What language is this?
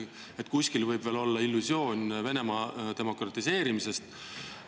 Estonian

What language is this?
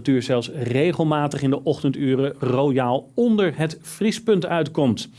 Dutch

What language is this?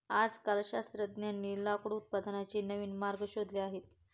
Marathi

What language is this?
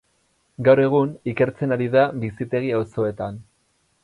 Basque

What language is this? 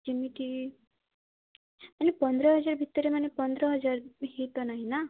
Odia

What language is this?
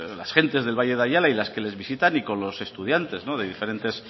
Spanish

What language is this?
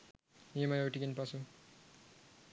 Sinhala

